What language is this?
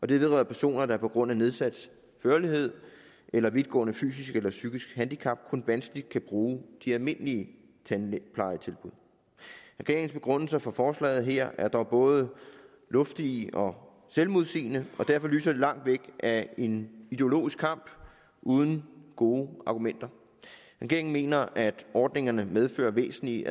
Danish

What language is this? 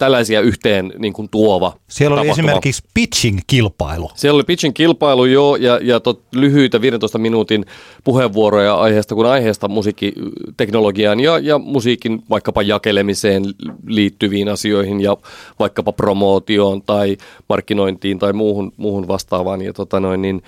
Finnish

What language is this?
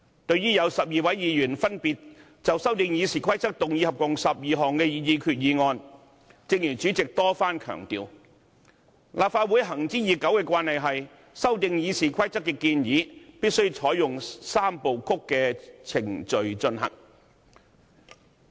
Cantonese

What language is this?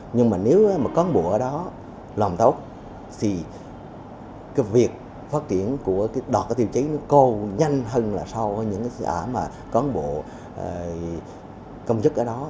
Vietnamese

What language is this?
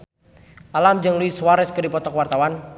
Sundanese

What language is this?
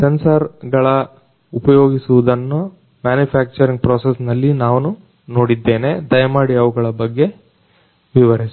Kannada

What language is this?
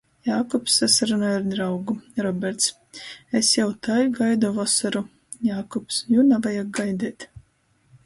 Latgalian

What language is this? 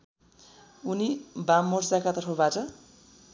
Nepali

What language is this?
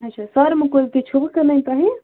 Kashmiri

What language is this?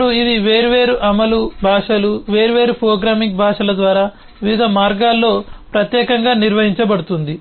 Telugu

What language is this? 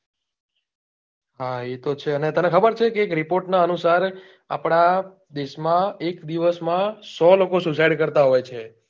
Gujarati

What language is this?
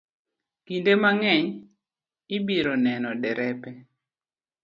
Luo (Kenya and Tanzania)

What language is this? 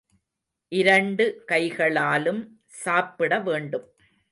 Tamil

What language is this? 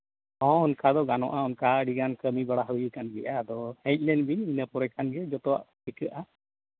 Santali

